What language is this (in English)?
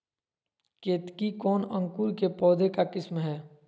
Magahi